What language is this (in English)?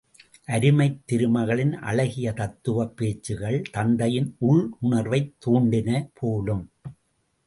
Tamil